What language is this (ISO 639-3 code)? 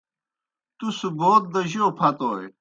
plk